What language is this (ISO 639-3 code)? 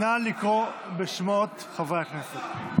heb